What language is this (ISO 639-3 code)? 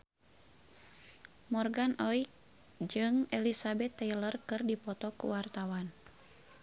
sun